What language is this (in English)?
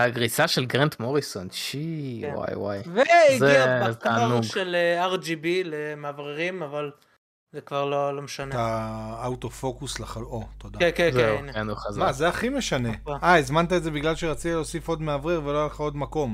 Hebrew